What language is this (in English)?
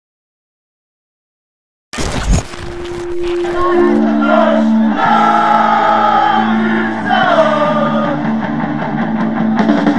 Romanian